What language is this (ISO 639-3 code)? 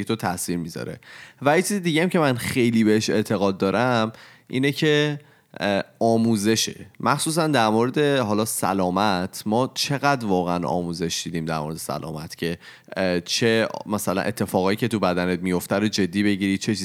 fas